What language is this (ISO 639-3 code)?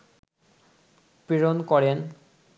ben